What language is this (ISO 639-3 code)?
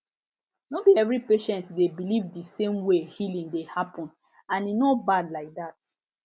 pcm